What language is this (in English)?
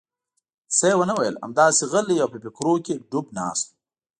Pashto